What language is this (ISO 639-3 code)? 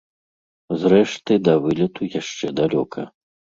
bel